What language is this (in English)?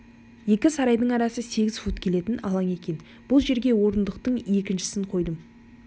Kazakh